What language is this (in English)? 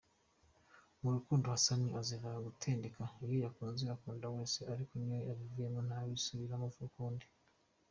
Kinyarwanda